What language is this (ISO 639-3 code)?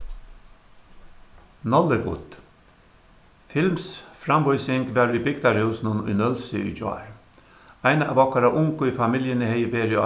fao